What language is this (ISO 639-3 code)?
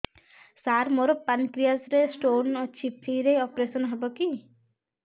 ori